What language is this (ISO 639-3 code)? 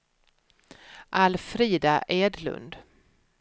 swe